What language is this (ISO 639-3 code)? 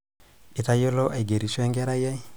mas